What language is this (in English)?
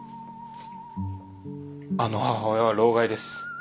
Japanese